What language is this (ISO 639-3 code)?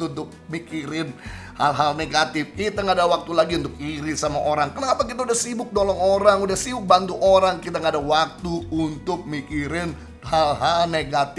ind